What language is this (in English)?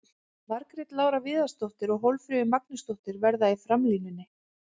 Icelandic